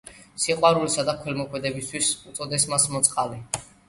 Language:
Georgian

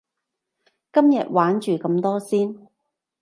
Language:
Cantonese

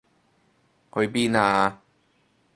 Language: Cantonese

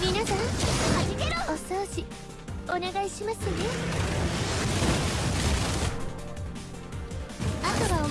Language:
Japanese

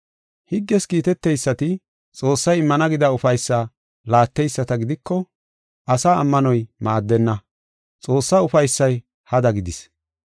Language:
Gofa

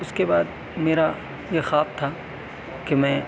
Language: Urdu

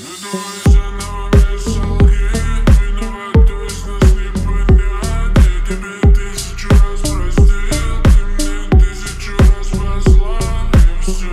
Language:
Russian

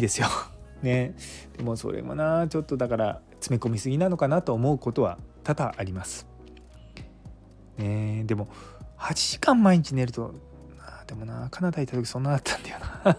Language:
Japanese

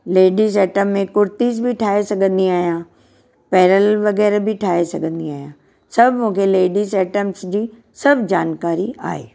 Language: Sindhi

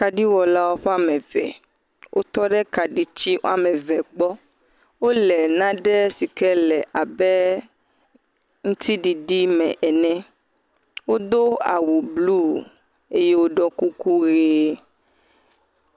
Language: Ewe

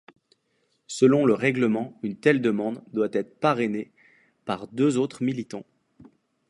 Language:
French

